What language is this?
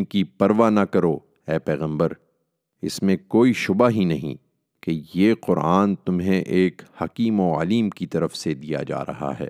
Urdu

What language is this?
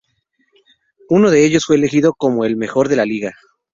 Spanish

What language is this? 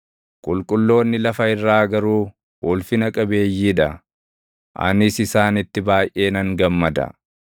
Oromo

